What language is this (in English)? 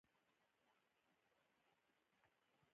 Pashto